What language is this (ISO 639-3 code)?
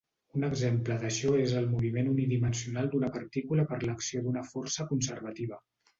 cat